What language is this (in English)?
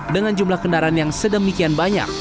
Indonesian